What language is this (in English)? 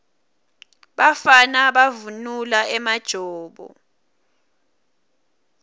Swati